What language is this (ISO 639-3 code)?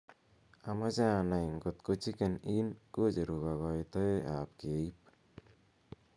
kln